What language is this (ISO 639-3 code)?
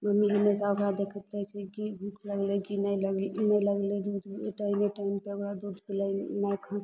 mai